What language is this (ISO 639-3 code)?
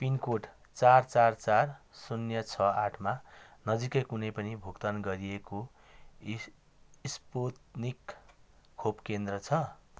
nep